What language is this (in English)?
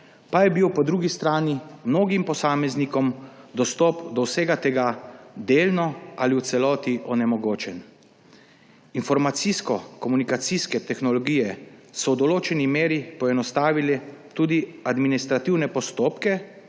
Slovenian